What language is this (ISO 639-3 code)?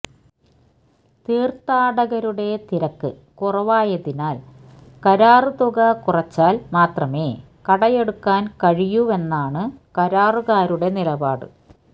mal